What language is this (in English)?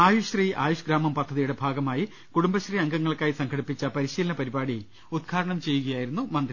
Malayalam